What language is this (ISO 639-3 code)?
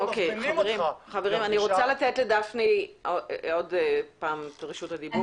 heb